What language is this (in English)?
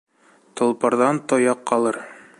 Bashkir